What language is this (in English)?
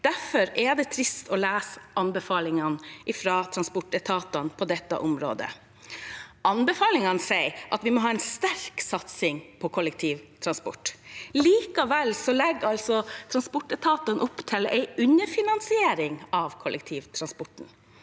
Norwegian